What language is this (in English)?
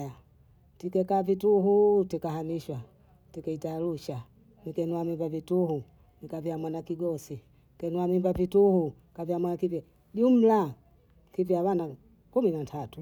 Bondei